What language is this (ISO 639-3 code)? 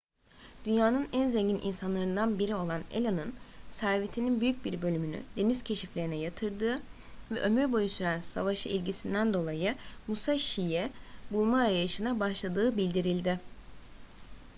tur